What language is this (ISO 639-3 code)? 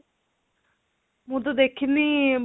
ori